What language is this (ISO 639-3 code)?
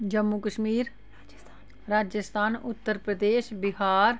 doi